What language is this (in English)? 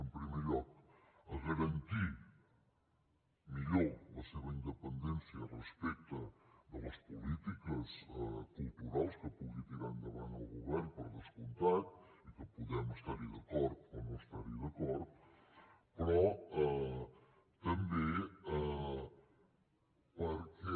Catalan